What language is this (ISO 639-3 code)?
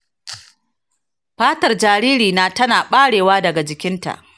hau